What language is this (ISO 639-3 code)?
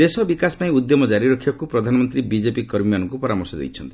ori